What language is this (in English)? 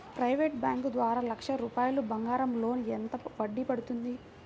Telugu